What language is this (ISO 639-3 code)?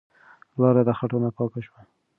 pus